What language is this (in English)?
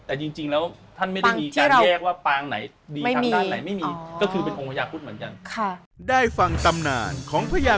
Thai